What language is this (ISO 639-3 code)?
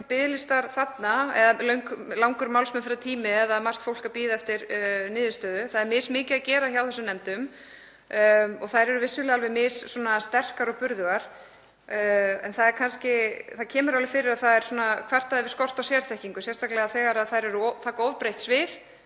isl